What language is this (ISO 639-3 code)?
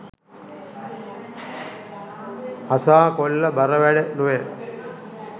sin